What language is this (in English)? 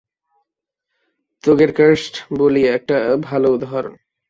Bangla